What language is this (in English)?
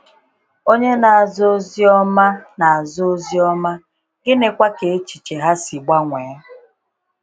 Igbo